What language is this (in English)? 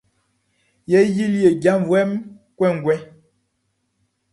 Baoulé